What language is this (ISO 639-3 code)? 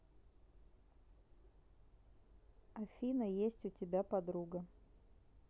rus